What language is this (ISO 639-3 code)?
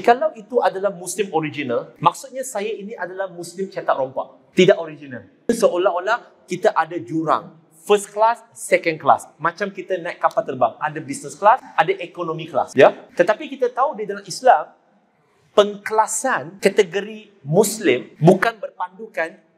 msa